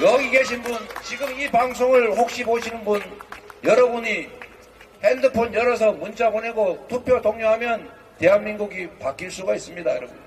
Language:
Korean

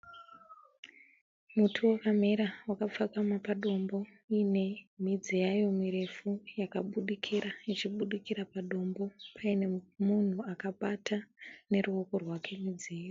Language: Shona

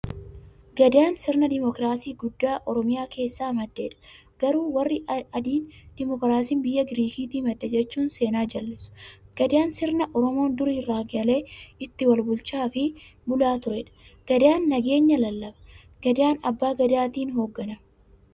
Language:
Oromo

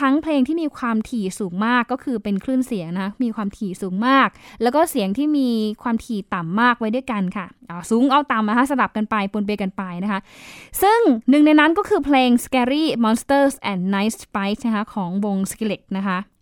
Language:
Thai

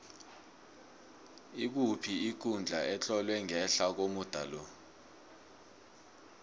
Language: South Ndebele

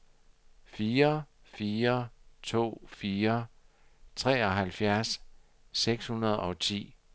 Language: Danish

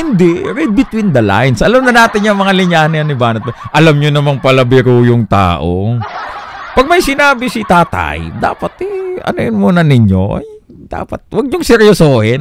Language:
Filipino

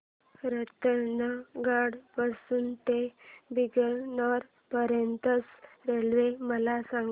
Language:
Marathi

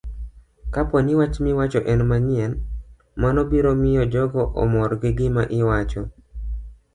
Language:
Luo (Kenya and Tanzania)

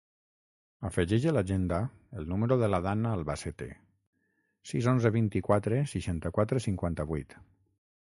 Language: Catalan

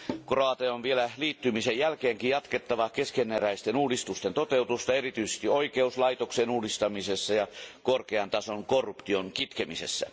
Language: Finnish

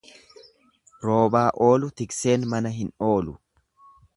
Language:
Oromo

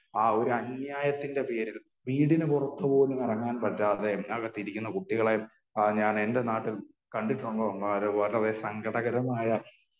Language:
Malayalam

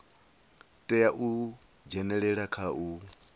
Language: Venda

